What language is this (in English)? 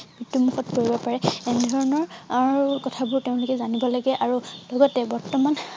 Assamese